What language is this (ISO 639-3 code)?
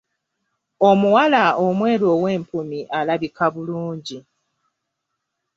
lug